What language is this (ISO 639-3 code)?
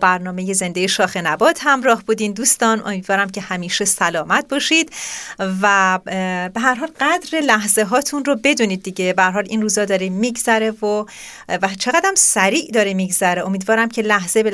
fas